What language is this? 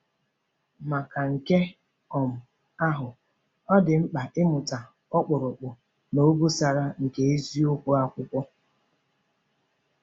Igbo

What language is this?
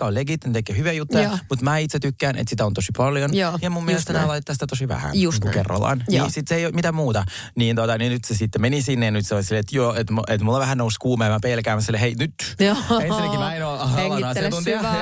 Finnish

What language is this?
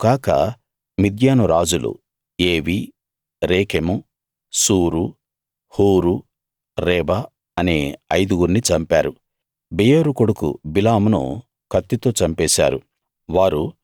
Telugu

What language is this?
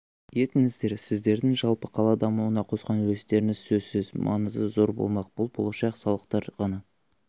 Kazakh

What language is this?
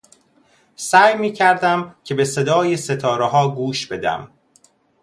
Persian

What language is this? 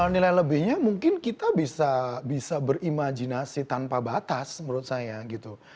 Indonesian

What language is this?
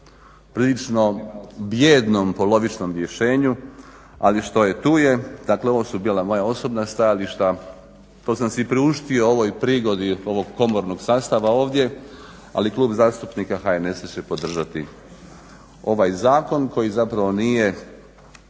Croatian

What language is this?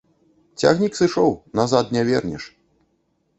Belarusian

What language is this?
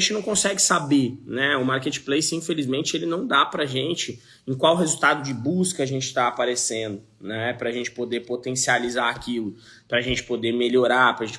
Portuguese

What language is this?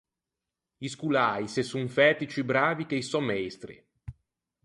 Ligurian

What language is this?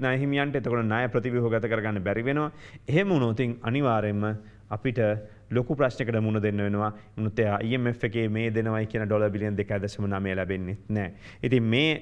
Romanian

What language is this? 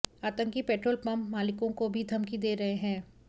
Hindi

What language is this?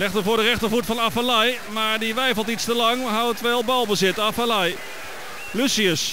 Dutch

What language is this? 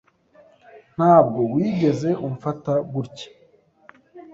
Kinyarwanda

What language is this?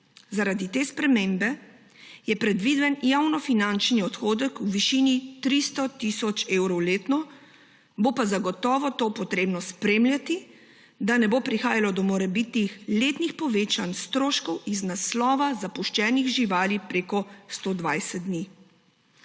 Slovenian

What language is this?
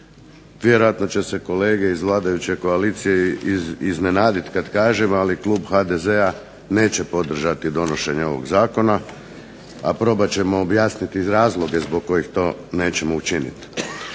Croatian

